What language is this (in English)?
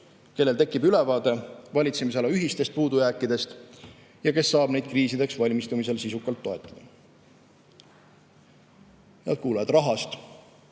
Estonian